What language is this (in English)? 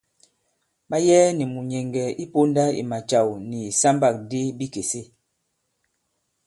Bankon